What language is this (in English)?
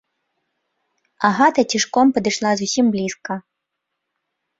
Belarusian